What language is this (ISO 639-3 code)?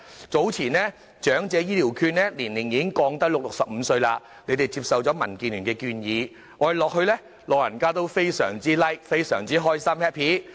yue